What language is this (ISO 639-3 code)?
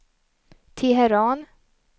swe